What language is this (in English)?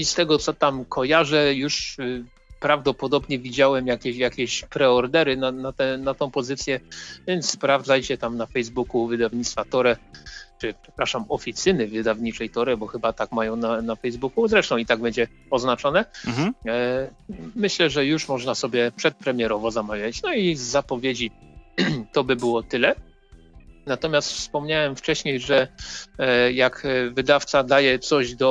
Polish